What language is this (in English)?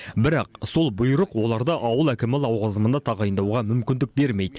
Kazakh